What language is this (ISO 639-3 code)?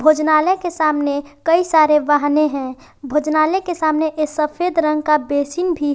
hin